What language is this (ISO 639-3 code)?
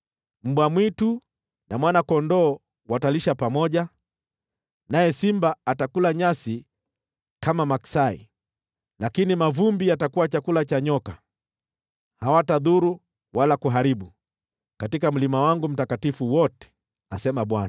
swa